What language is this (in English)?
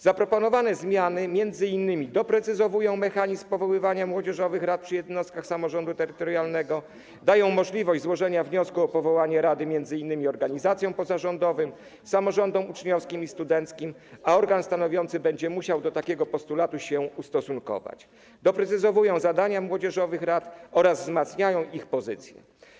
Polish